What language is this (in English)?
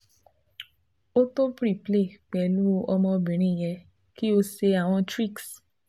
Yoruba